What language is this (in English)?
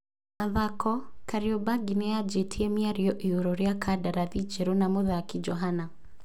Kikuyu